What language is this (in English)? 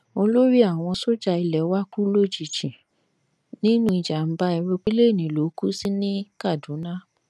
Yoruba